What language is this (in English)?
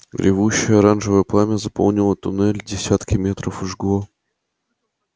Russian